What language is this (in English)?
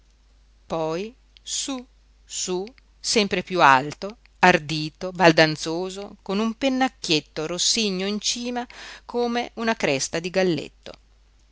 Italian